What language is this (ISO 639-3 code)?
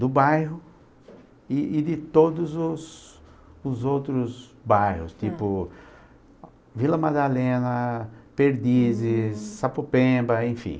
por